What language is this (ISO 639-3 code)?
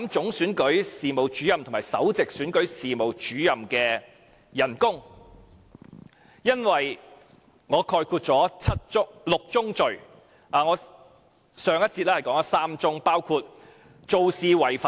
yue